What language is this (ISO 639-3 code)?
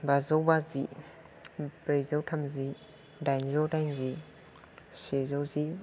brx